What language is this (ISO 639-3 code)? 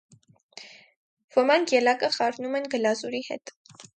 hye